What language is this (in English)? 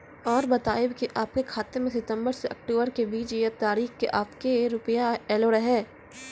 Maithili